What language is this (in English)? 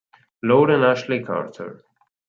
Italian